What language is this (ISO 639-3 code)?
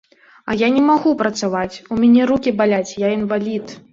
bel